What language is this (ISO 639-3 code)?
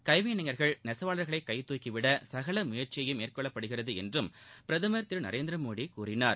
tam